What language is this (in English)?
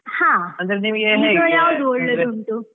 Kannada